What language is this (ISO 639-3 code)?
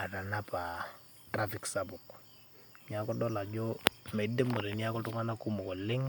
mas